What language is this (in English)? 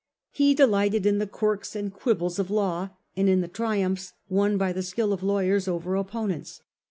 English